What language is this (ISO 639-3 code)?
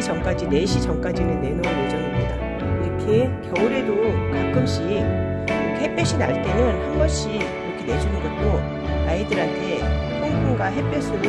kor